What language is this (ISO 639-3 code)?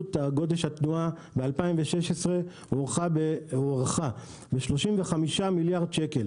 heb